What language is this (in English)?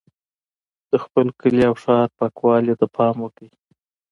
Pashto